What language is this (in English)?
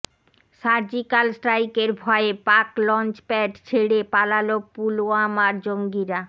Bangla